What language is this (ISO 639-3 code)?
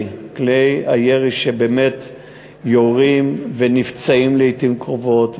heb